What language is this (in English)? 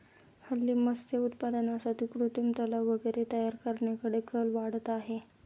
Marathi